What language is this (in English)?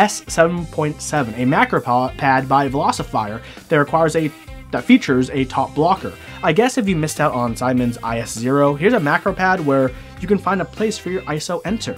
English